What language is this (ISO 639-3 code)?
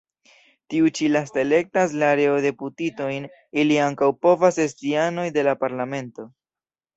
epo